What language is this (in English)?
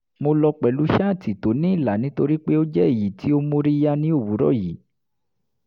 Yoruba